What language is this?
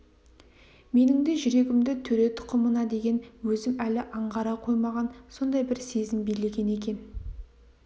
Kazakh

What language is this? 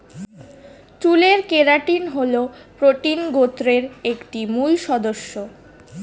Bangla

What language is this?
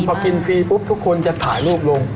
Thai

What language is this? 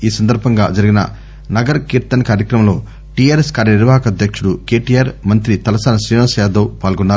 Telugu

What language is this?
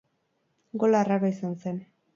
Basque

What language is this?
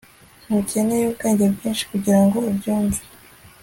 Kinyarwanda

